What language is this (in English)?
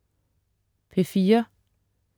Danish